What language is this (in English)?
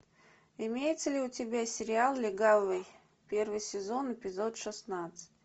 Russian